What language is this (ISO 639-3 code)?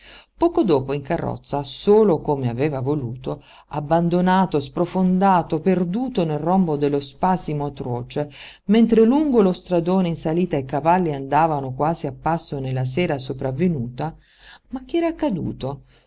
ita